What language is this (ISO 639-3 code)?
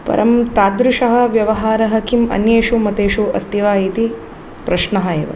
san